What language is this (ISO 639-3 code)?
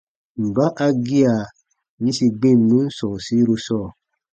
bba